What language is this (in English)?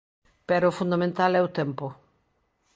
Galician